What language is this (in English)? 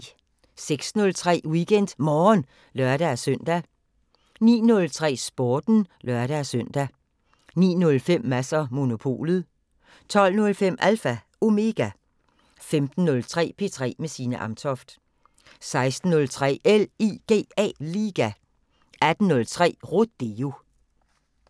Danish